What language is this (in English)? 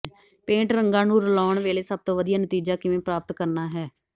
Punjabi